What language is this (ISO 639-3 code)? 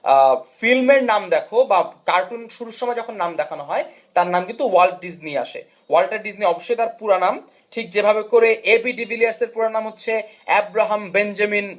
ben